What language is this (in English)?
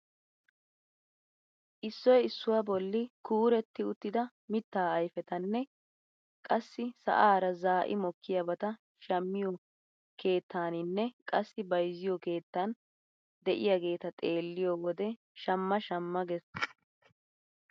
Wolaytta